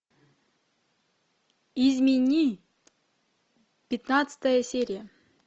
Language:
Russian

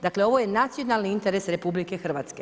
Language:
Croatian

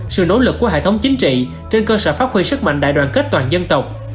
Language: Vietnamese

